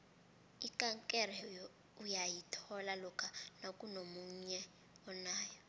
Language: South Ndebele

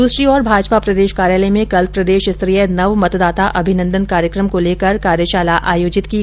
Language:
Hindi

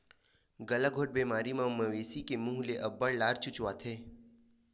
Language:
Chhattisgarhi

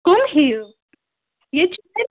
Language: Kashmiri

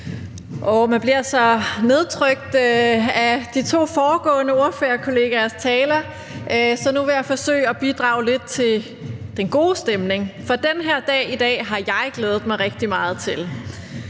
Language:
Danish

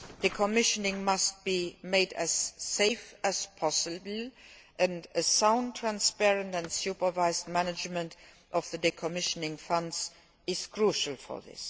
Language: English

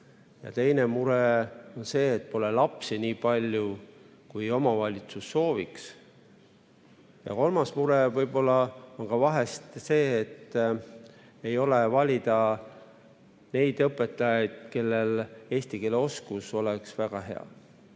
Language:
Estonian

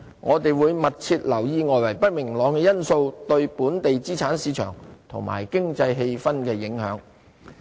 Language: Cantonese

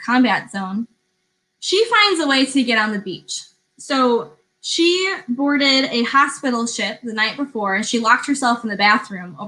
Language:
English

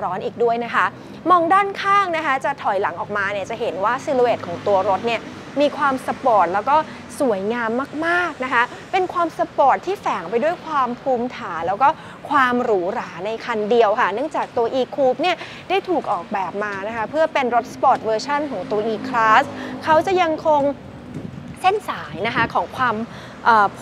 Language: Thai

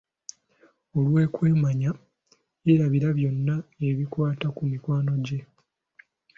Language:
Ganda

